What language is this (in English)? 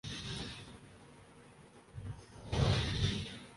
Urdu